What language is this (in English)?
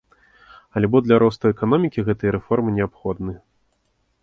Belarusian